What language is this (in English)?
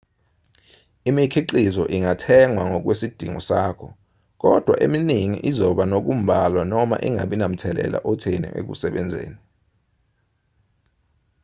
Zulu